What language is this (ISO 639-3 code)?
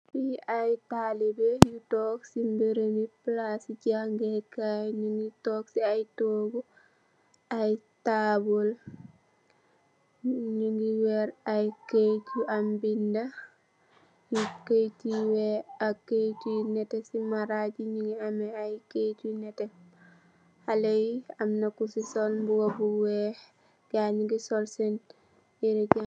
wol